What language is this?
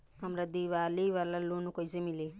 Bhojpuri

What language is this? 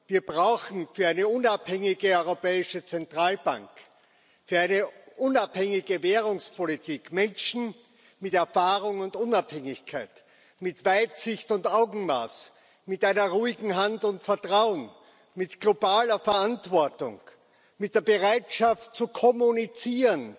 German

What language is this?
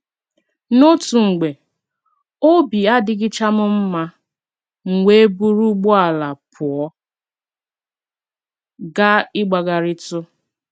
Igbo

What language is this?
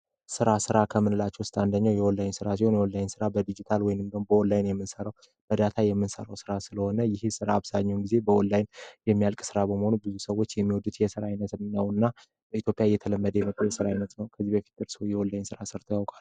Amharic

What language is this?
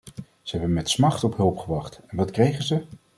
Dutch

